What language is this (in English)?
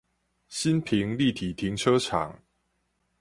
Chinese